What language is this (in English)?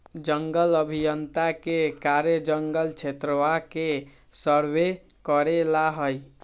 Magahi